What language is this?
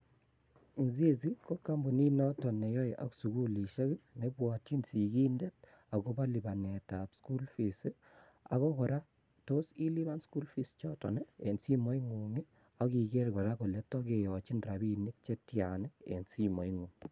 Kalenjin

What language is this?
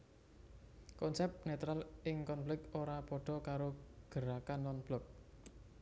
Javanese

